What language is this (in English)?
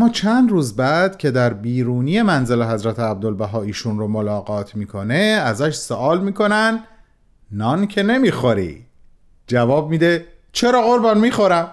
Persian